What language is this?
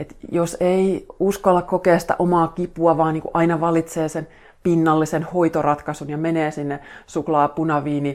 Finnish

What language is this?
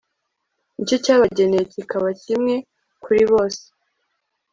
Kinyarwanda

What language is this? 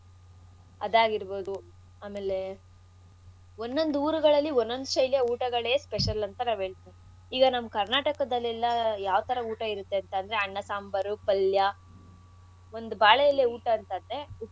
Kannada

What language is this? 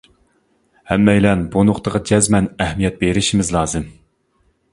Uyghur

